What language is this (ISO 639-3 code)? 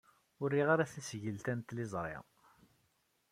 kab